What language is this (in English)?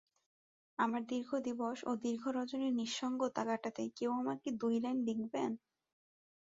Bangla